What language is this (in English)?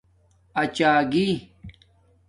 Domaaki